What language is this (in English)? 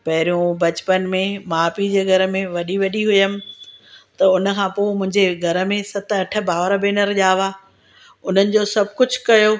Sindhi